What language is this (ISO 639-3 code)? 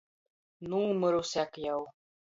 ltg